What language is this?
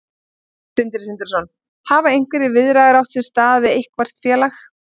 Icelandic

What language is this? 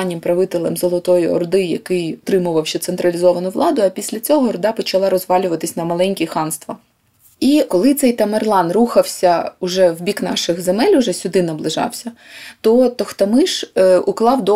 Ukrainian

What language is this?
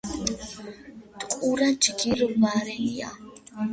Georgian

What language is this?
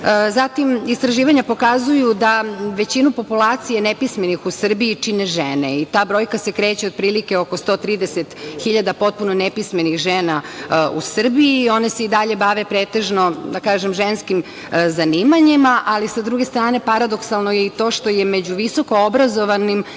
Serbian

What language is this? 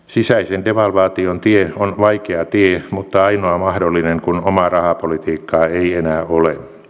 Finnish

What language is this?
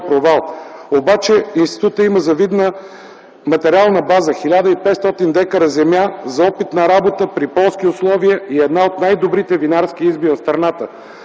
Bulgarian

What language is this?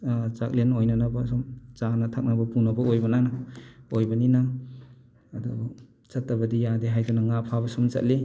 Manipuri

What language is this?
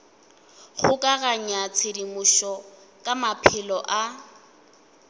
Northern Sotho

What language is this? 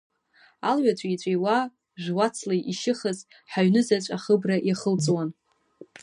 Abkhazian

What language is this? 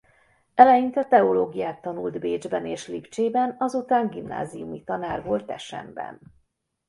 Hungarian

